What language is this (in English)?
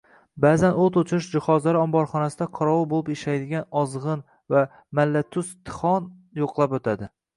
Uzbek